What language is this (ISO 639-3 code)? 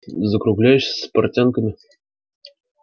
rus